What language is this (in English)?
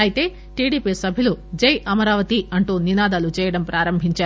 Telugu